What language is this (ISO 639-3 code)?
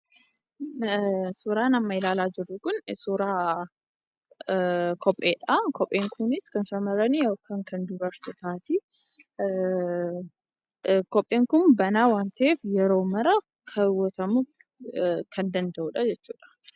orm